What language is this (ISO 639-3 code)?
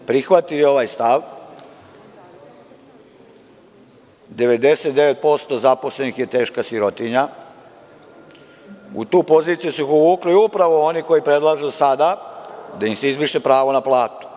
srp